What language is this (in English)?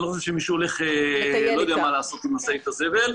Hebrew